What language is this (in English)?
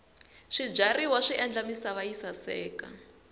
Tsonga